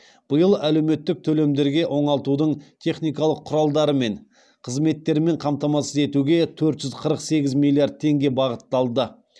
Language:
Kazakh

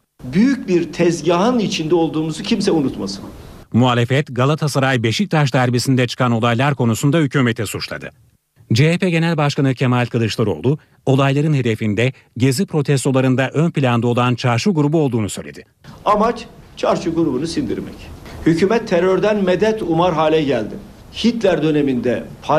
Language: Turkish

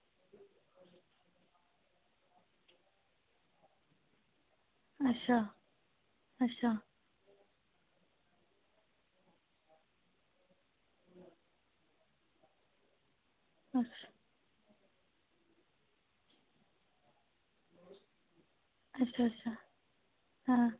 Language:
Dogri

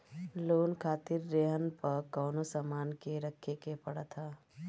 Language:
Bhojpuri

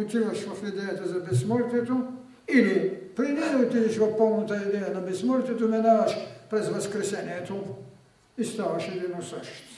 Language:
Bulgarian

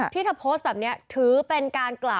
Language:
Thai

